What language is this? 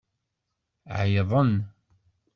Kabyle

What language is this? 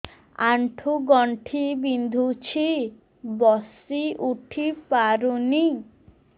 Odia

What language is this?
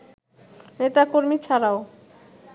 Bangla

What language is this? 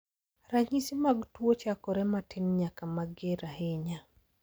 Luo (Kenya and Tanzania)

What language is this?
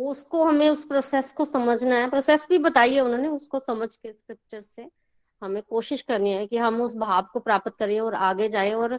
Hindi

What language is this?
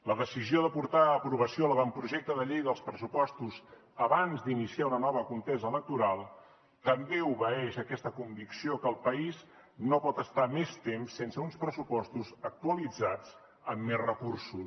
Catalan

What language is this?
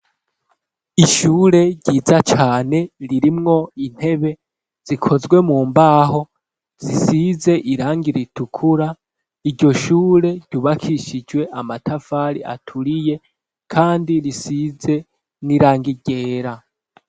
Rundi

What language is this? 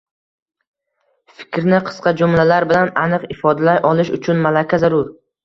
Uzbek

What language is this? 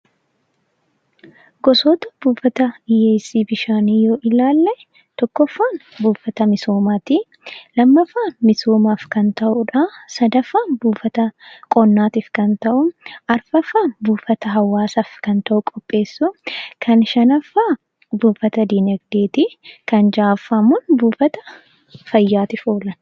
Oromo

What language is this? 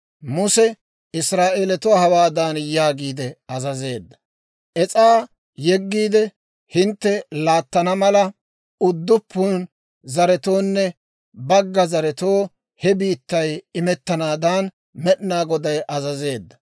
Dawro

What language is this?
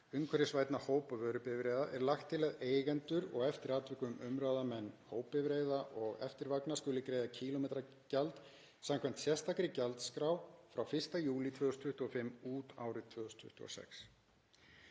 Icelandic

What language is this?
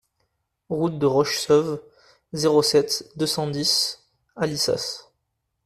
French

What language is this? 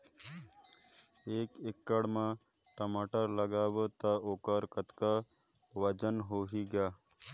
Chhattisgarhi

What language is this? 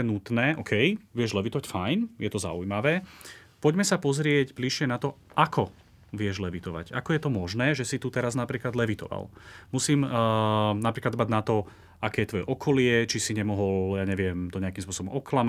Slovak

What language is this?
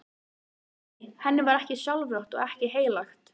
Icelandic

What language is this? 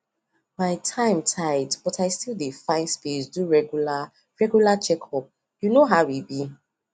Nigerian Pidgin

